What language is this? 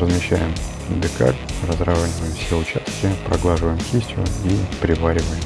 Russian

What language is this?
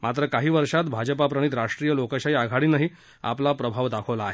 Marathi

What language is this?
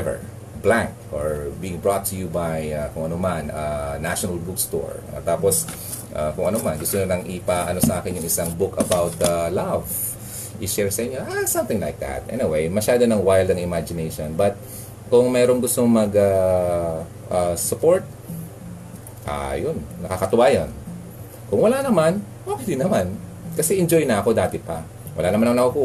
Filipino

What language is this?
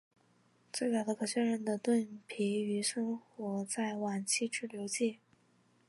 Chinese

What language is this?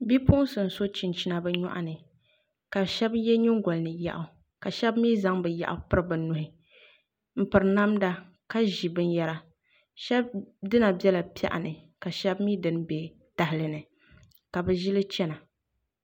Dagbani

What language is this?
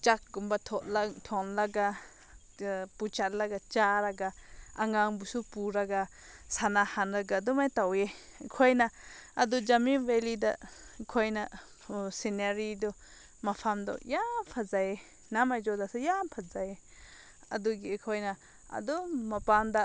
Manipuri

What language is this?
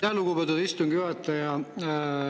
Estonian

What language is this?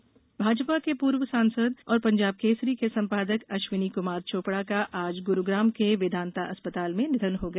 Hindi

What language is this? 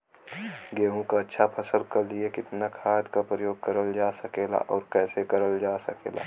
Bhojpuri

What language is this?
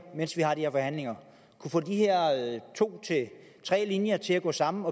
Danish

